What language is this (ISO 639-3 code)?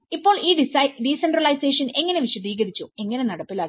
mal